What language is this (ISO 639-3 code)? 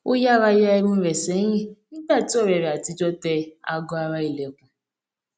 yor